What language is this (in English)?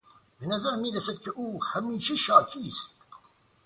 Persian